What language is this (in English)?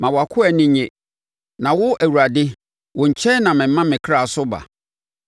Akan